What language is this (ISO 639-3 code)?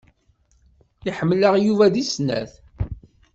kab